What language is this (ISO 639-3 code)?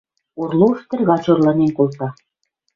mrj